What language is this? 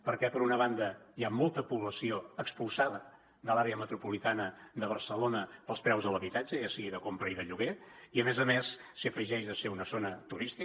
Catalan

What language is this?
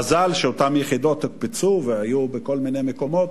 Hebrew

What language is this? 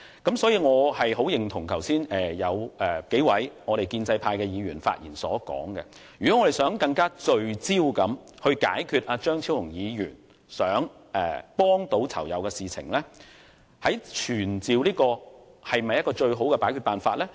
Cantonese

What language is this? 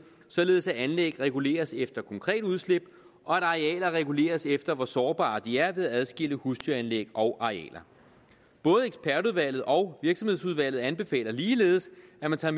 Danish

